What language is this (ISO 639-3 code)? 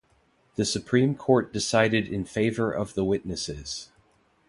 eng